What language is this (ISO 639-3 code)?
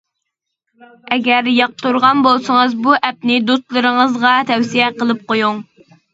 uig